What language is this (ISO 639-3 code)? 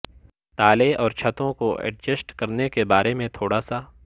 urd